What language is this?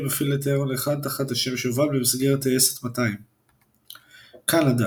Hebrew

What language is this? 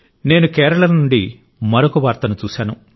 Telugu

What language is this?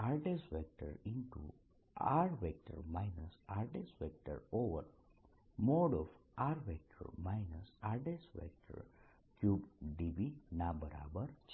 Gujarati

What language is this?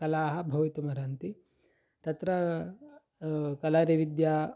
Sanskrit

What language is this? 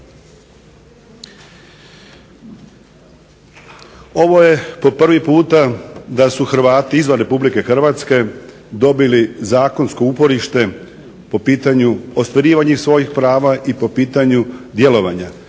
Croatian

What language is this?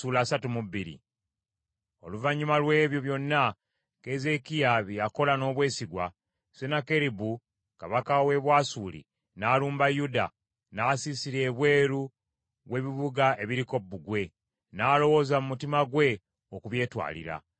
Ganda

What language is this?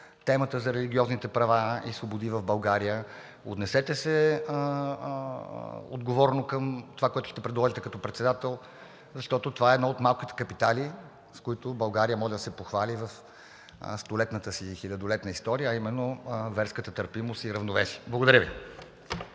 Bulgarian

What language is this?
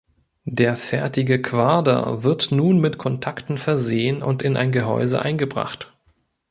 German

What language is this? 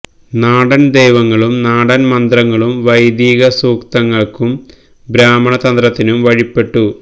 Malayalam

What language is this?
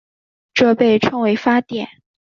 Chinese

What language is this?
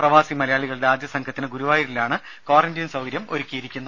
Malayalam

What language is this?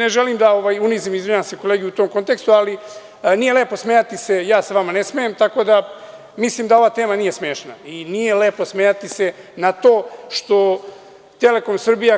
Serbian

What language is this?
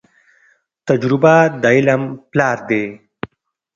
Pashto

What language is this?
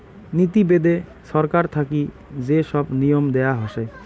Bangla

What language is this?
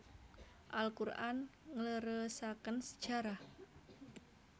Javanese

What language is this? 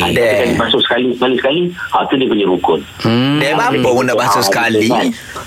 Malay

